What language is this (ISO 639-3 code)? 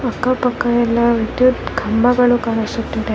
kan